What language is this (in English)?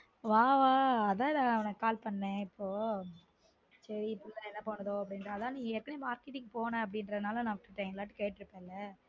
Tamil